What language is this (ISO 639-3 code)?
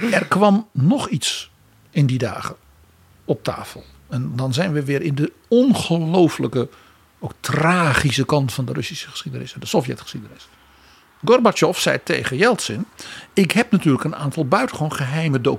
nld